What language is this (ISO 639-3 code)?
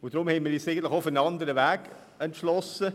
gsw